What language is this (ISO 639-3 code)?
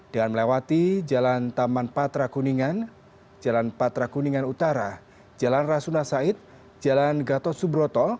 ind